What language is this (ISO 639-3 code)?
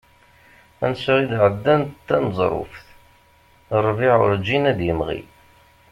kab